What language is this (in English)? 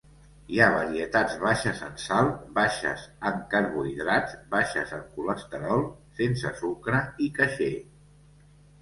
Catalan